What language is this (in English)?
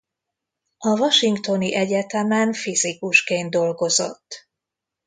Hungarian